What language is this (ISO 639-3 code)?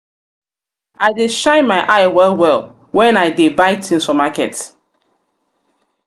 pcm